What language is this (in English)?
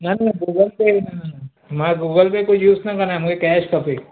Sindhi